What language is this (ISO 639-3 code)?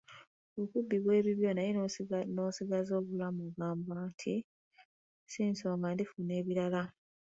lug